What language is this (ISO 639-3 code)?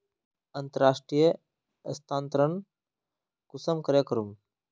mag